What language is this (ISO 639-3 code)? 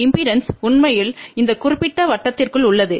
tam